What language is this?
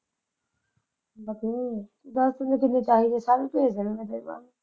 Punjabi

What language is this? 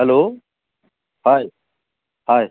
Assamese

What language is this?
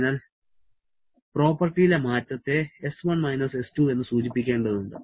Malayalam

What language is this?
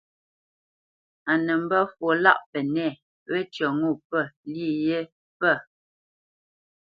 Bamenyam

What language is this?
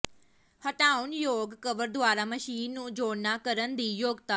Punjabi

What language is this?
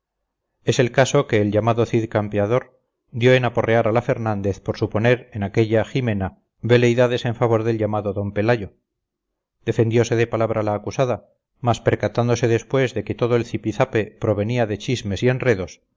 Spanish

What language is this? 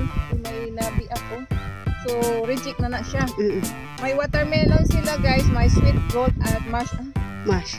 Filipino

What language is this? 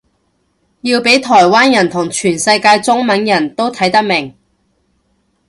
Cantonese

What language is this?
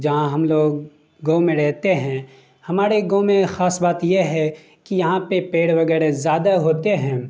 Urdu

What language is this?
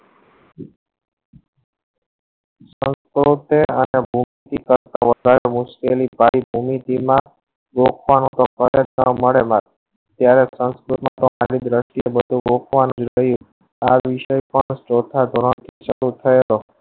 Gujarati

